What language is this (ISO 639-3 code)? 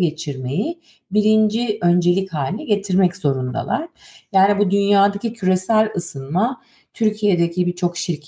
tur